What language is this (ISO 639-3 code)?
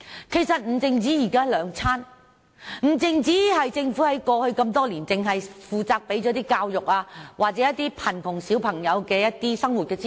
yue